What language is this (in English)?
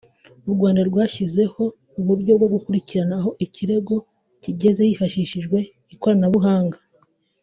Kinyarwanda